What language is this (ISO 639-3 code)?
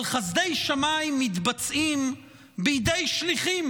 heb